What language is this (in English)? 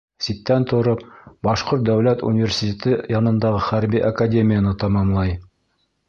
Bashkir